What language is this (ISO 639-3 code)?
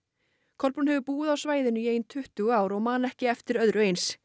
isl